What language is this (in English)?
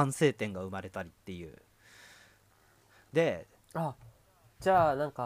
Japanese